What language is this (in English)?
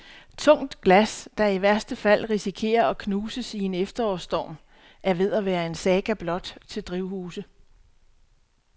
Danish